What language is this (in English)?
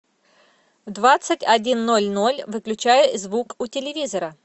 Russian